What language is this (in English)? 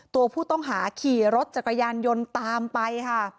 Thai